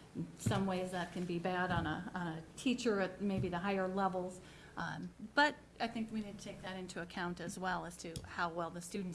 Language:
English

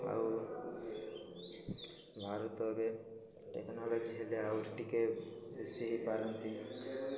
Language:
Odia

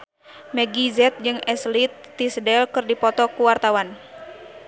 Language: Sundanese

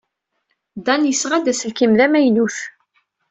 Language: Kabyle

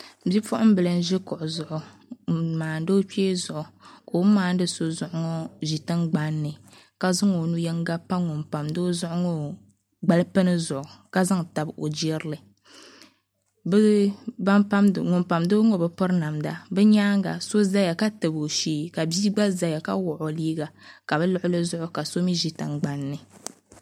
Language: Dagbani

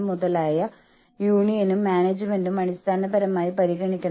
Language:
Malayalam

